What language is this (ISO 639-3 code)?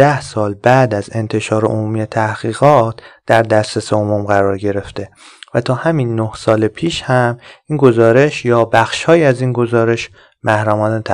fas